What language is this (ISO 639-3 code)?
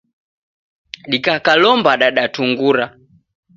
dav